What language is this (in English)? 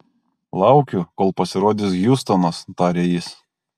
Lithuanian